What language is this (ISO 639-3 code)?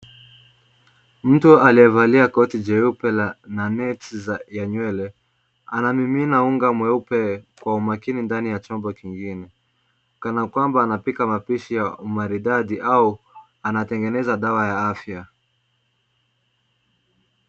swa